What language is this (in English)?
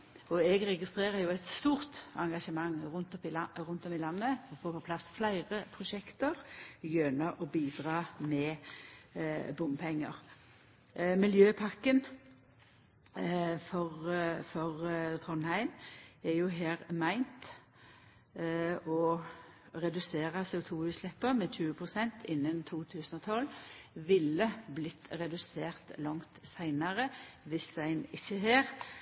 Norwegian Nynorsk